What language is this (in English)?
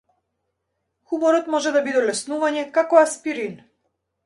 Macedonian